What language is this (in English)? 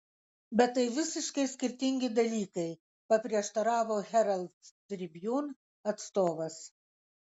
Lithuanian